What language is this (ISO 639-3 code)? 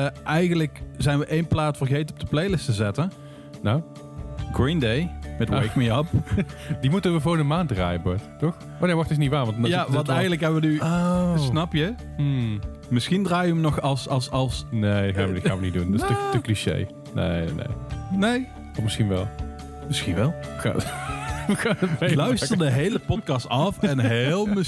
nld